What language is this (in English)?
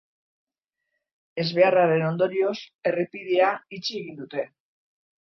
Basque